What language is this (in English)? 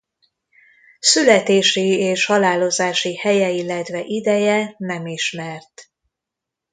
Hungarian